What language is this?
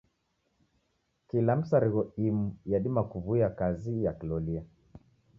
Taita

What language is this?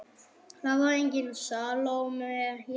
Icelandic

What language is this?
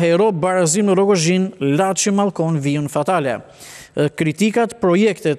Romanian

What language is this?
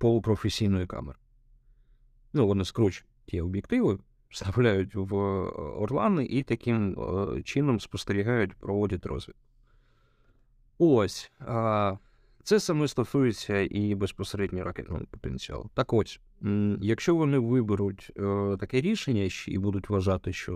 Ukrainian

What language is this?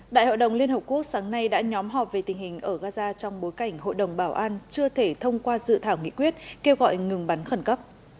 Vietnamese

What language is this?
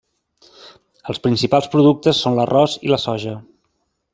Catalan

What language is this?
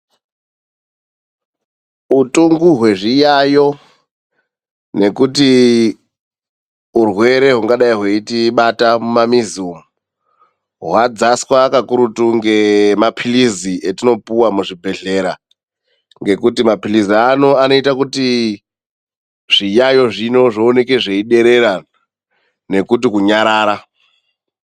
Ndau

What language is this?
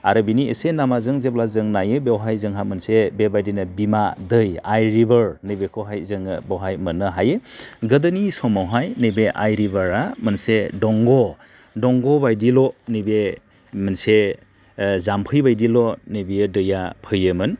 Bodo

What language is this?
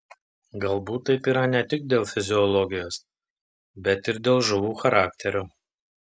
Lithuanian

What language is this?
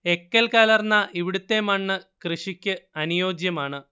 Malayalam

